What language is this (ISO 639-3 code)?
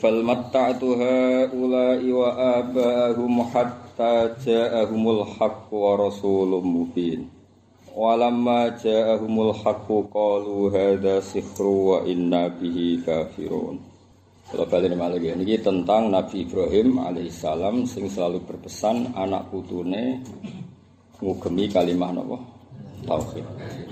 ind